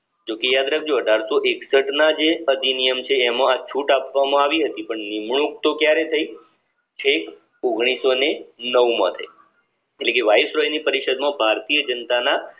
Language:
Gujarati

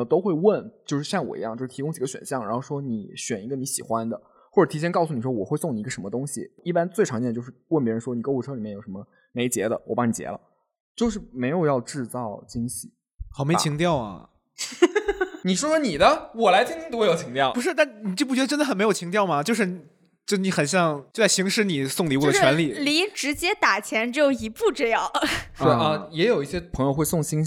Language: Chinese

